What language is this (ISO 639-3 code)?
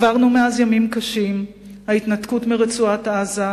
heb